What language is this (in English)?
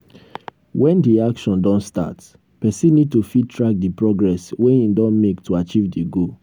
Nigerian Pidgin